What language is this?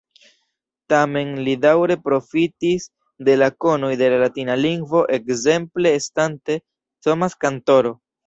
Esperanto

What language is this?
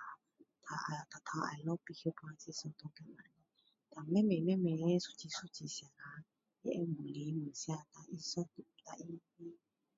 Min Dong Chinese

